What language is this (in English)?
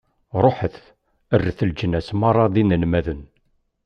Kabyle